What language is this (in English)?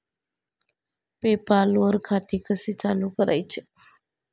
Marathi